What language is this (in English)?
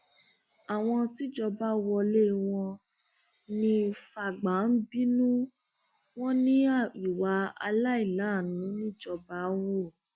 Yoruba